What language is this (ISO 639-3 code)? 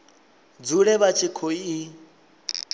ven